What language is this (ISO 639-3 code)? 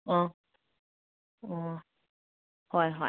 mni